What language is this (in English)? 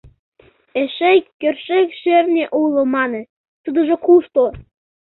Mari